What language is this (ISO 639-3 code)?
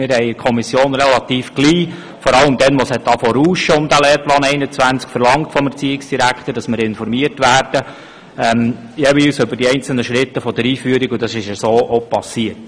gsw